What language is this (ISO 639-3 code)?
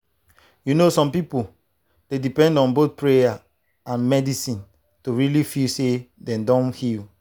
pcm